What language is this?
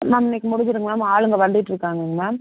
Tamil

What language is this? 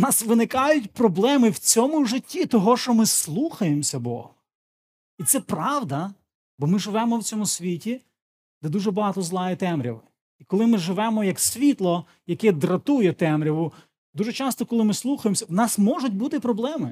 Ukrainian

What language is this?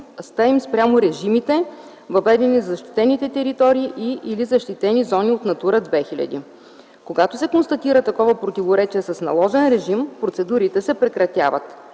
Bulgarian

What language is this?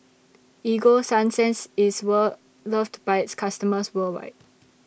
English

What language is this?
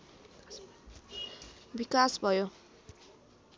Nepali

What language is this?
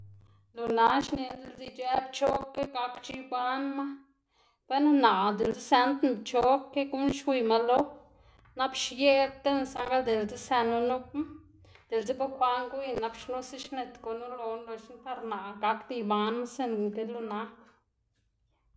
Xanaguía Zapotec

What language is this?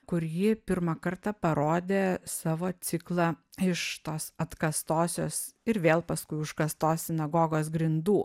Lithuanian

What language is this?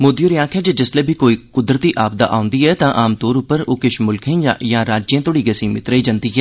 Dogri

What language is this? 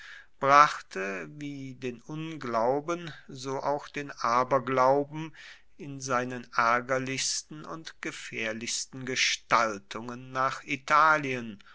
German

